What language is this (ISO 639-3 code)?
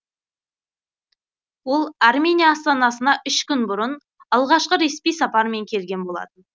kaz